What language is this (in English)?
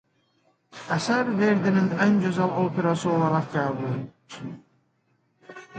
Azerbaijani